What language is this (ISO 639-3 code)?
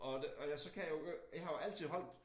dan